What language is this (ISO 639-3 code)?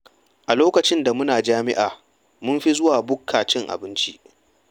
hau